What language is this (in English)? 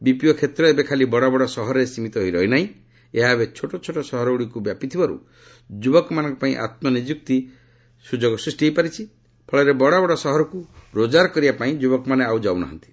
Odia